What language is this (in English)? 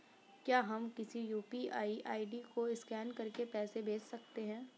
Hindi